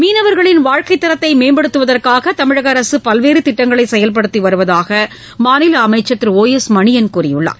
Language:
Tamil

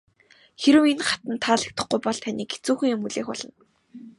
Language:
Mongolian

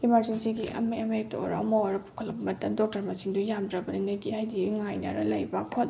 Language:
Manipuri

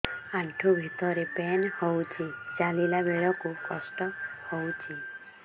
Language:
Odia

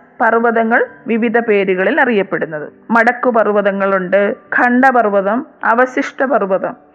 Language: Malayalam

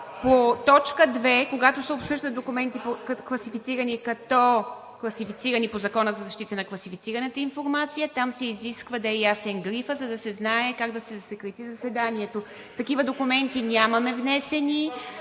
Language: Bulgarian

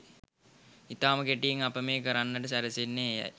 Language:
Sinhala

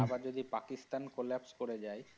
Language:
Bangla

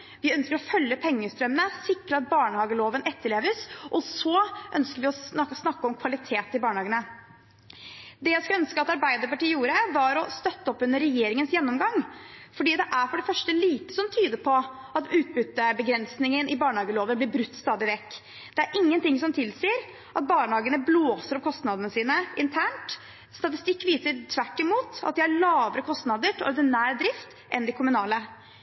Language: Norwegian Bokmål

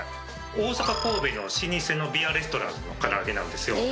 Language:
Japanese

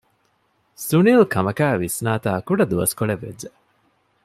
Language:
Divehi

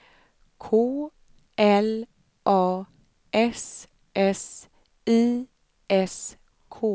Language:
Swedish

